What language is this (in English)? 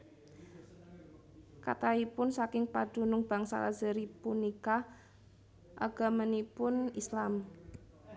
Javanese